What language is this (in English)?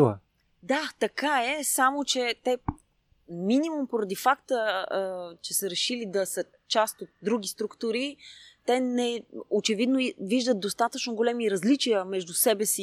Bulgarian